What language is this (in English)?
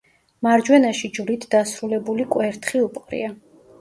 Georgian